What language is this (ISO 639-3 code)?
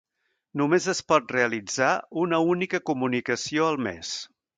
cat